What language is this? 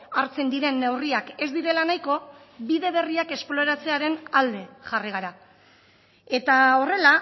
Basque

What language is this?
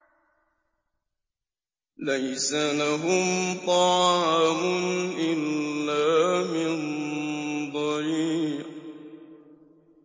Arabic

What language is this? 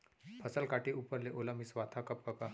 Chhattisgarhi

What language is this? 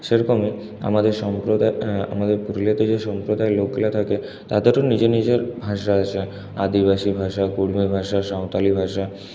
Bangla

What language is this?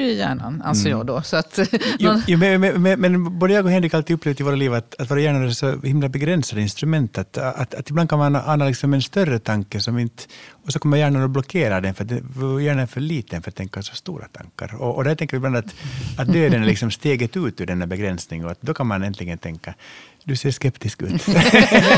Swedish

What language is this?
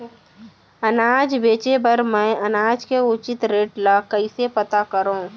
Chhattisgarhi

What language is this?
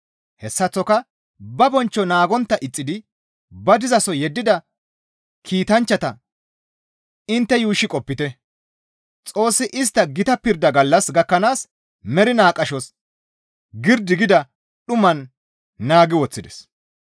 Gamo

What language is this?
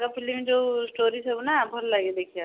Odia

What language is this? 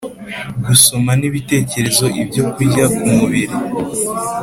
Kinyarwanda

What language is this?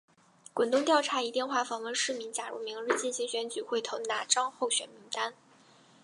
Chinese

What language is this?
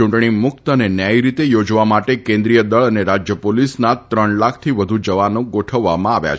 Gujarati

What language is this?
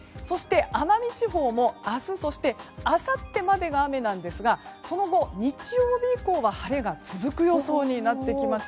Japanese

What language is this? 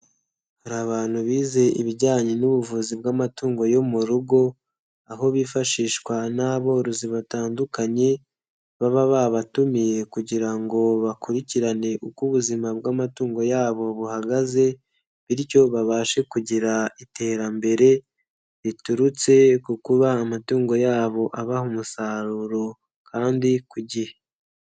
Kinyarwanda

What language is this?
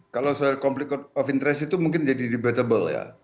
Indonesian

